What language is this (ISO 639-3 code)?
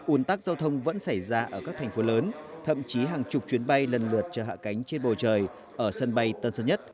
vie